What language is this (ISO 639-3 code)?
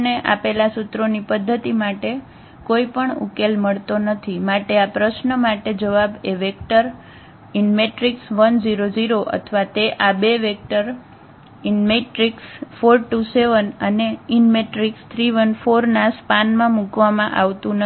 guj